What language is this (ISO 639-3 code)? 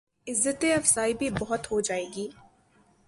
urd